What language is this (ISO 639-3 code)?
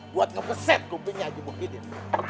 ind